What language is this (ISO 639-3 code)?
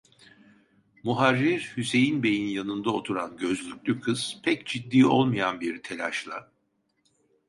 tur